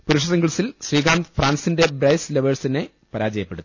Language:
Malayalam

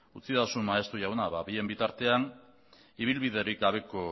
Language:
Basque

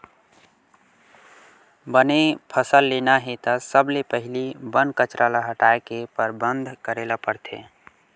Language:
Chhattisgarhi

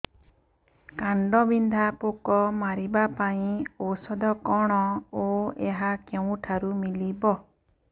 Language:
Odia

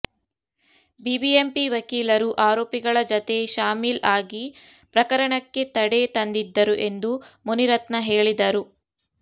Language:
Kannada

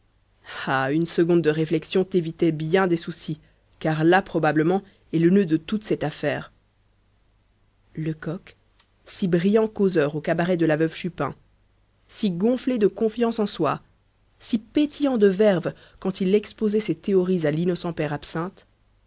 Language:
French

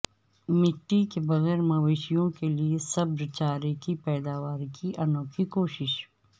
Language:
Urdu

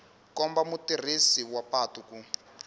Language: Tsonga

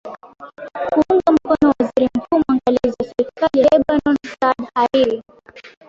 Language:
Swahili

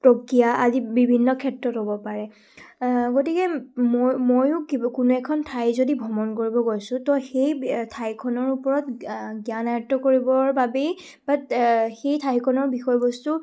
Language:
Assamese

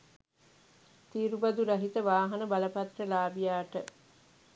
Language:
Sinhala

